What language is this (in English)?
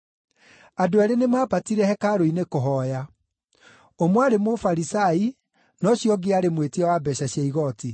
Kikuyu